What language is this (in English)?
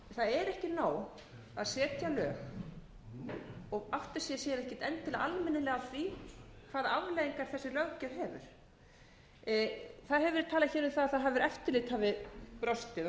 Icelandic